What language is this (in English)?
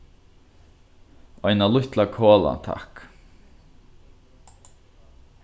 Faroese